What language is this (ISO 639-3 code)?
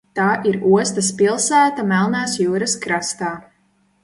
lav